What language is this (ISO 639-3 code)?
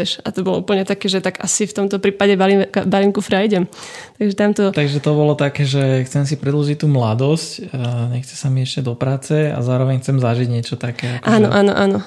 slk